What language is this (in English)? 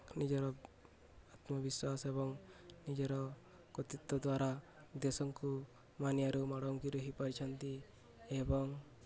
Odia